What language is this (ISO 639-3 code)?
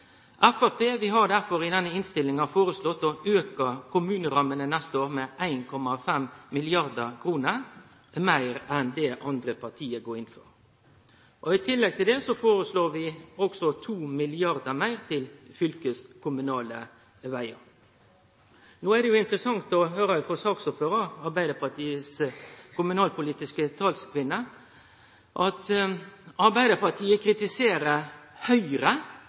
nno